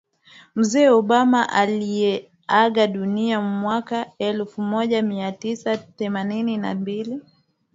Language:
Swahili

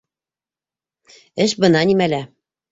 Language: Bashkir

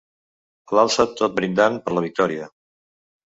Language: Catalan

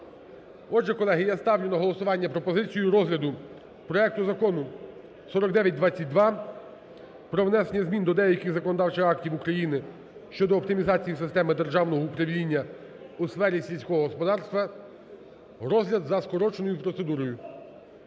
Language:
Ukrainian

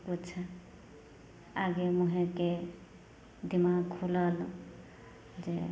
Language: Maithili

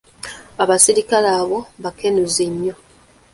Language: Ganda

